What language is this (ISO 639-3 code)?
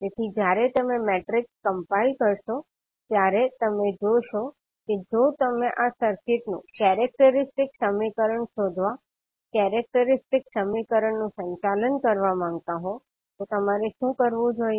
guj